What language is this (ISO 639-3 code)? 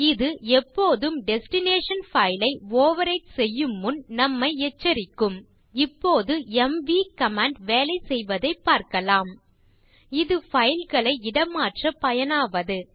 tam